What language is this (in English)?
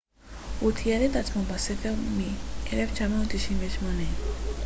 Hebrew